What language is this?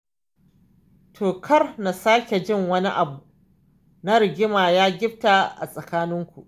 Hausa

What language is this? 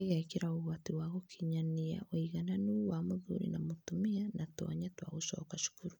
Kikuyu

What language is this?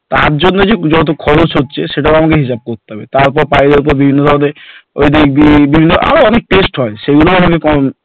Bangla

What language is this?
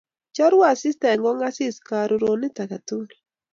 Kalenjin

